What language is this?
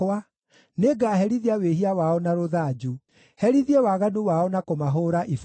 Kikuyu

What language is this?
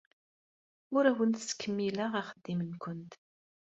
Kabyle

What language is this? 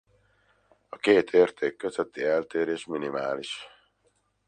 Hungarian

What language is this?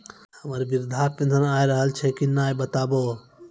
Maithili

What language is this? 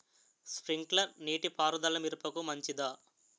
Telugu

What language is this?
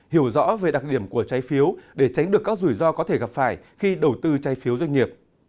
Vietnamese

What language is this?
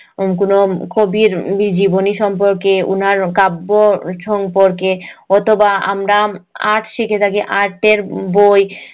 Bangla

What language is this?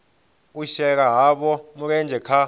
Venda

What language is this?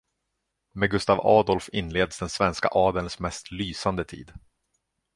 Swedish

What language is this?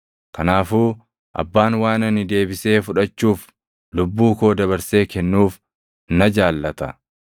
Oromo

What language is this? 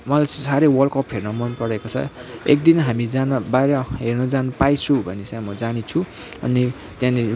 Nepali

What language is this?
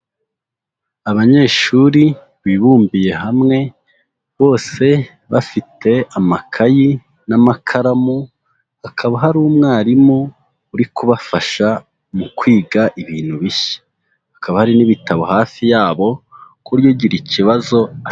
Kinyarwanda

